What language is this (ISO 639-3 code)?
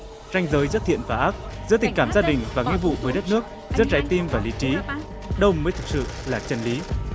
vie